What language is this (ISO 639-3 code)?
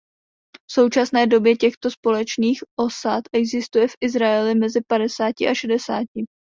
ces